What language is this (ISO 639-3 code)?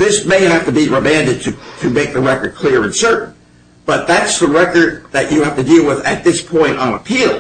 eng